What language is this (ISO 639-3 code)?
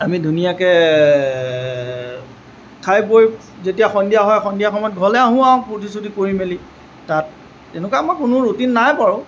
asm